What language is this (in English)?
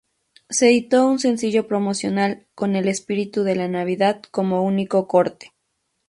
Spanish